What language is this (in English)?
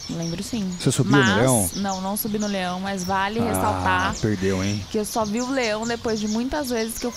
Portuguese